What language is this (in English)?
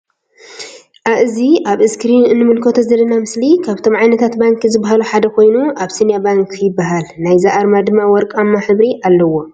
Tigrinya